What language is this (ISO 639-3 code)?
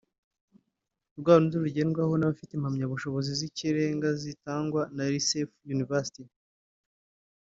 kin